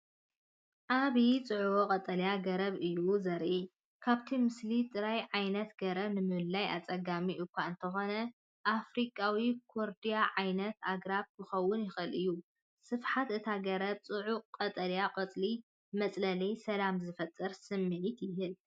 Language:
Tigrinya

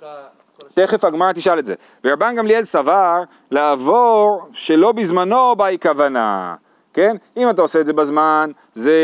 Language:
Hebrew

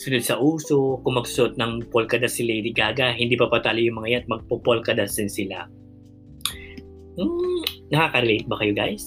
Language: Filipino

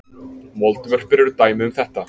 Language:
Icelandic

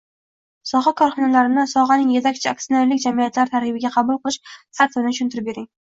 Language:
Uzbek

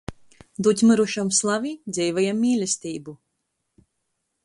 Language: Latgalian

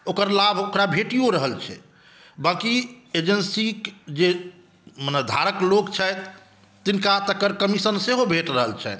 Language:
Maithili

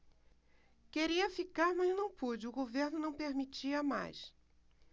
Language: Portuguese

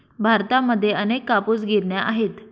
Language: Marathi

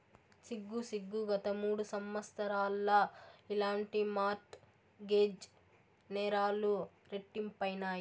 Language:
Telugu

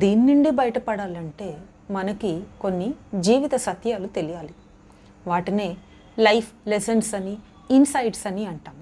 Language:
Telugu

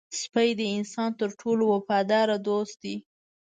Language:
Pashto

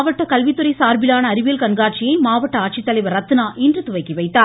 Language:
Tamil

